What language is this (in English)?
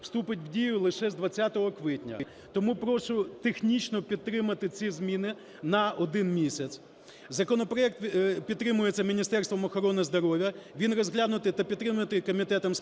Ukrainian